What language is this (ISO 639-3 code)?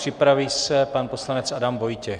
ces